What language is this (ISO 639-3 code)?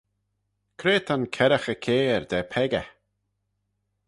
glv